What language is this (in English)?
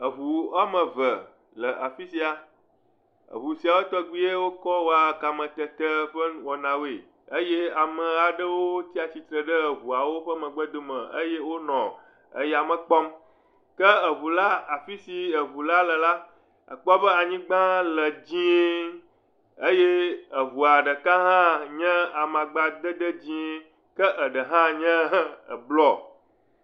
Ewe